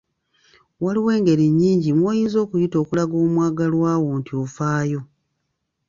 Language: Ganda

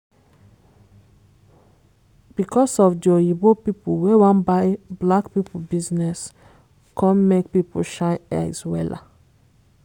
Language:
Nigerian Pidgin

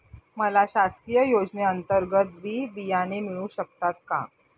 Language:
Marathi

